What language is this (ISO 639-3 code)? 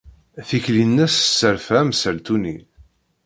kab